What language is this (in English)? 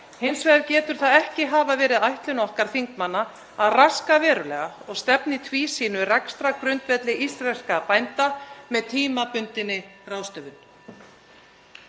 Icelandic